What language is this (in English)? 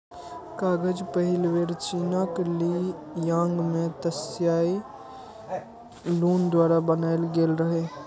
Maithili